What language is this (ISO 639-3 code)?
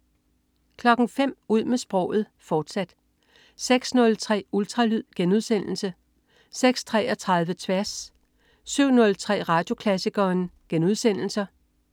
dan